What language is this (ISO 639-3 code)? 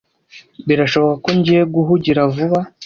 kin